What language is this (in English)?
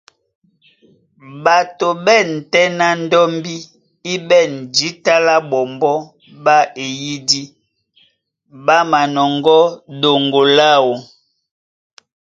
Duala